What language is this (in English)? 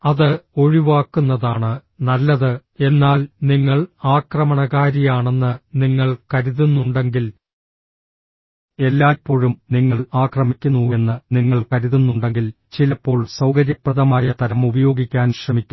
Malayalam